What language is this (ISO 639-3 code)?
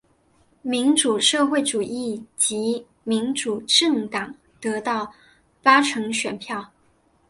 zho